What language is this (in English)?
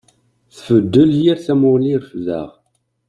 Kabyle